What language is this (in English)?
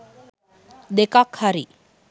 Sinhala